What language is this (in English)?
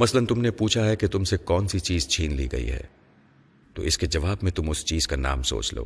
Urdu